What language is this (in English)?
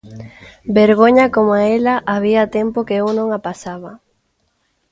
Galician